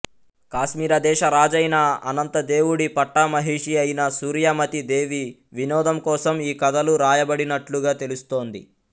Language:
Telugu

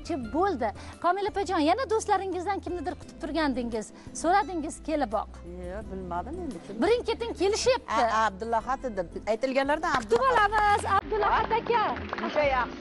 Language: Turkish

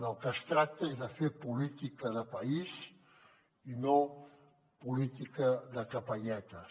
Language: Catalan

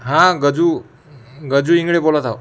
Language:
Marathi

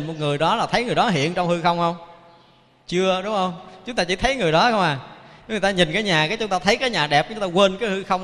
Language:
Vietnamese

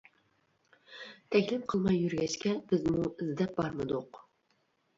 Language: Uyghur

